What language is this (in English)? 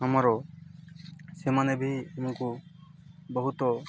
Odia